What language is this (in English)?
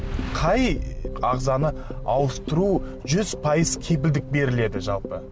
Kazakh